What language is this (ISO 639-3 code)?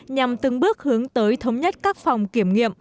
vie